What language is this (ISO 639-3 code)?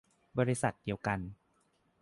tha